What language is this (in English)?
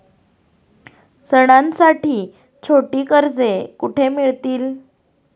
Marathi